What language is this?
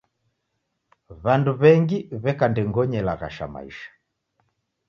Taita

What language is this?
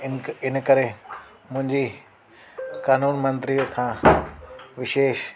Sindhi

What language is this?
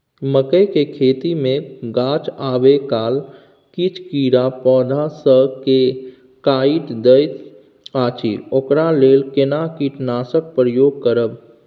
Maithili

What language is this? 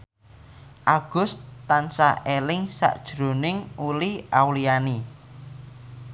Javanese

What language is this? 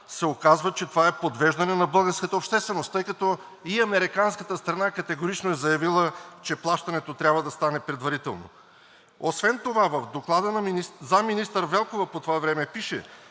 Bulgarian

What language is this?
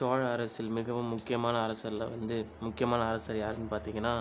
Tamil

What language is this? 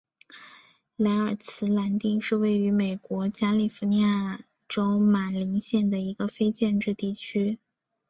Chinese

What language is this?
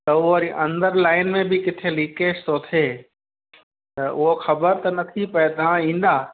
Sindhi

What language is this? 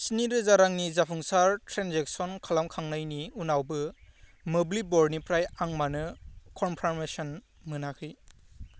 Bodo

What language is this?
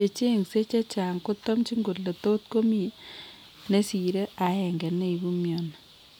Kalenjin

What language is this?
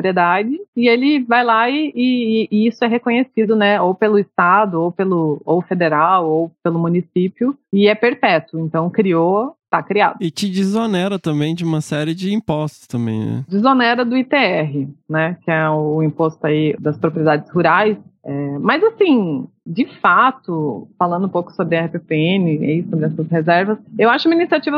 Portuguese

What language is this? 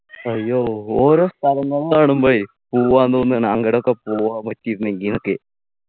Malayalam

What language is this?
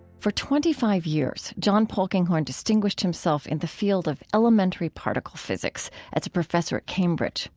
English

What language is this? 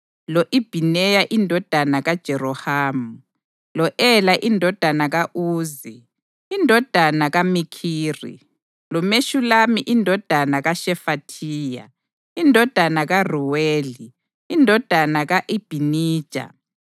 North Ndebele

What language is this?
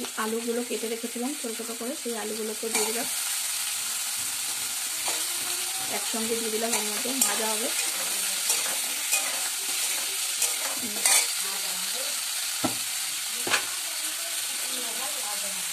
Turkish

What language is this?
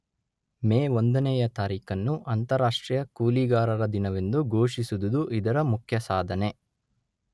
Kannada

